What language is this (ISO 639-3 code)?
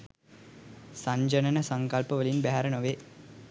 sin